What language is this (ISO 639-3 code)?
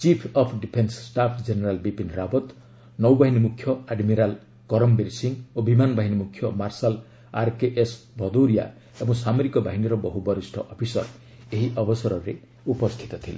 ori